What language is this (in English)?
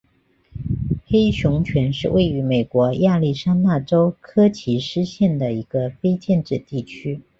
Chinese